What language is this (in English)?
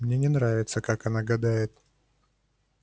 Russian